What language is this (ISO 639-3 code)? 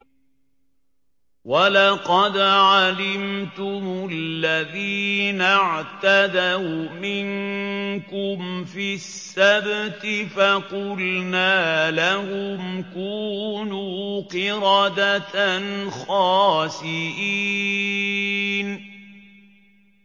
ara